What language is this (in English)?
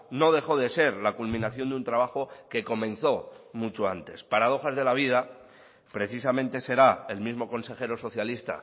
Spanish